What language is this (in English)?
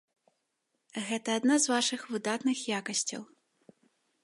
Belarusian